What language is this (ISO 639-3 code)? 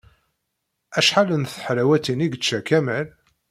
kab